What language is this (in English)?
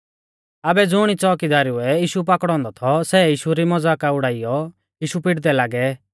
Mahasu Pahari